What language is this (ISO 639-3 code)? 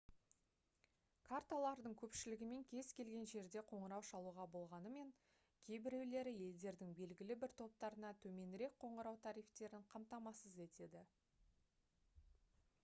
kaz